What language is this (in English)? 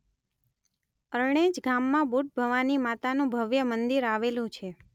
Gujarati